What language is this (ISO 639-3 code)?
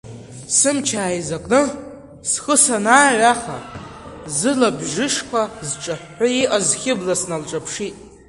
abk